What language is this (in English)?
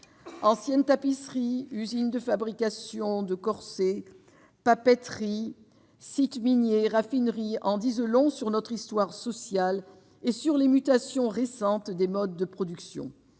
French